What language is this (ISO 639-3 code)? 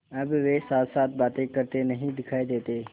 hin